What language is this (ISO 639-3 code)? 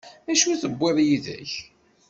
kab